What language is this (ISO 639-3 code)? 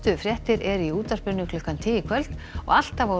isl